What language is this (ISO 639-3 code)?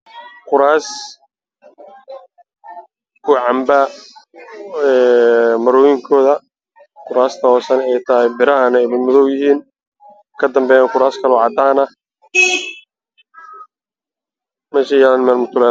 som